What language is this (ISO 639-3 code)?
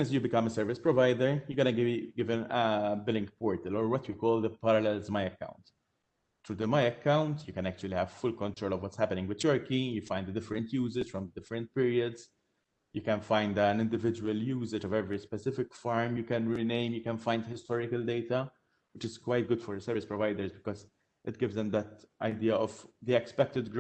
eng